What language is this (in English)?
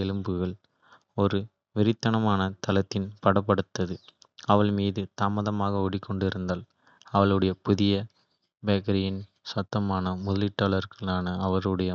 Kota (India)